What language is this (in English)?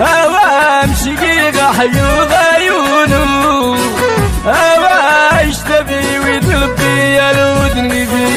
Arabic